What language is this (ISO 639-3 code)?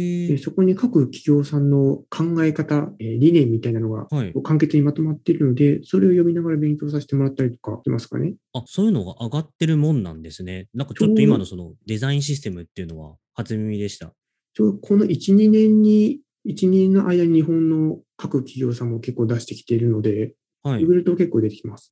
jpn